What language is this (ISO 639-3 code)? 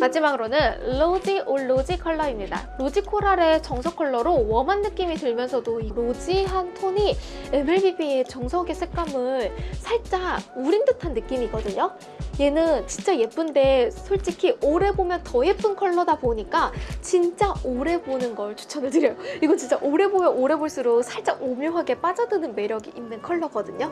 kor